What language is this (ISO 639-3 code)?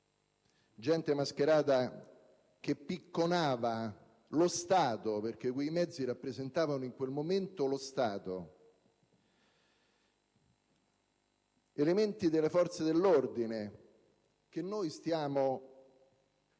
ita